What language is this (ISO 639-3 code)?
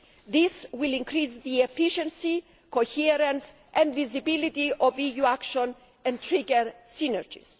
eng